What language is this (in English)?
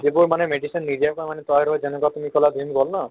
Assamese